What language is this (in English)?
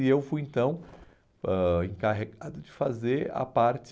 Portuguese